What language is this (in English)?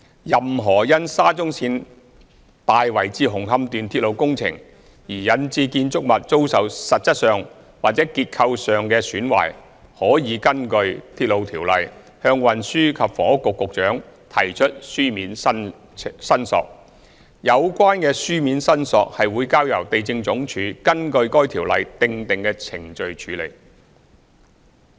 Cantonese